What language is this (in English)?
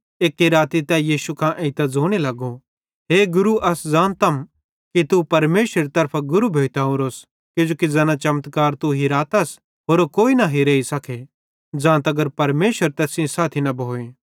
Bhadrawahi